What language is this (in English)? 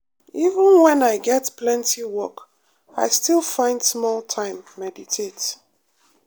Nigerian Pidgin